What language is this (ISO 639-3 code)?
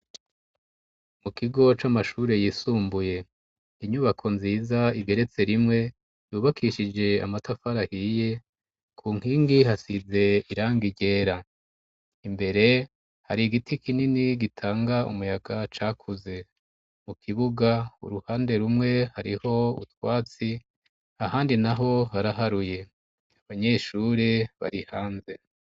run